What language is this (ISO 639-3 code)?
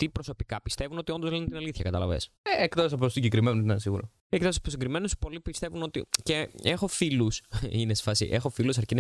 ell